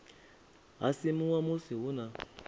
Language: Venda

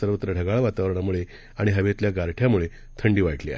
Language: Marathi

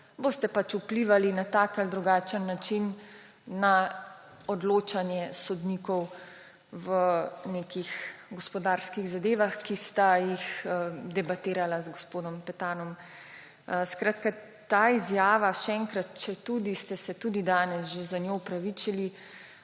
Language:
Slovenian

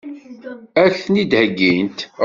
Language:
Kabyle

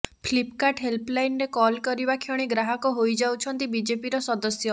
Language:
Odia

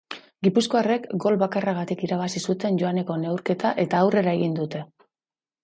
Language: Basque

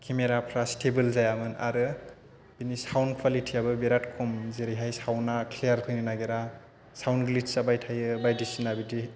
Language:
Bodo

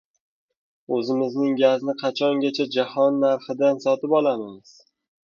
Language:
Uzbek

